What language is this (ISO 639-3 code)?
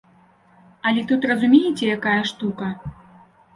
bel